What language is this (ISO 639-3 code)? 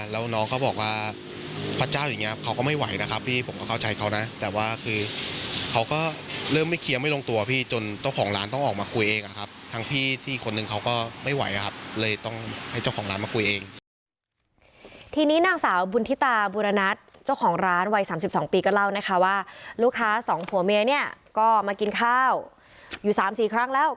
tha